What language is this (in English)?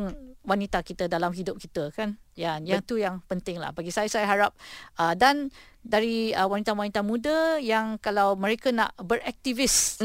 Malay